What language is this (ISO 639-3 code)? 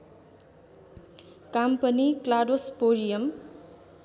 nep